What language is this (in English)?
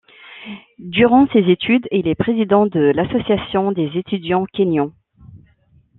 French